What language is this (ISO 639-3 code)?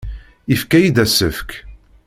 kab